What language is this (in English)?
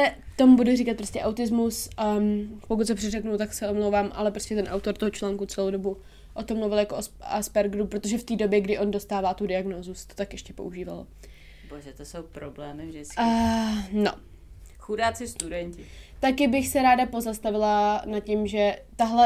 Czech